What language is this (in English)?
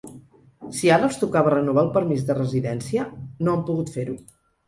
Catalan